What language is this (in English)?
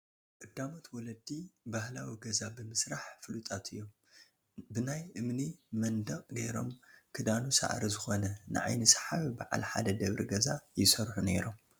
Tigrinya